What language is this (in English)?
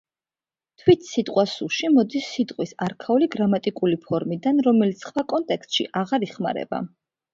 Georgian